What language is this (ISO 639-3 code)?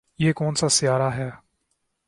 urd